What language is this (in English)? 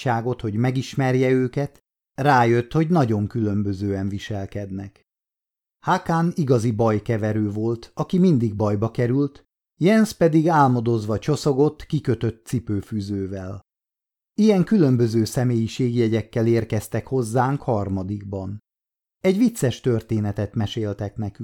Hungarian